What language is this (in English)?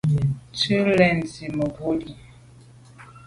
Medumba